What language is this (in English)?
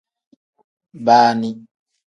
Tem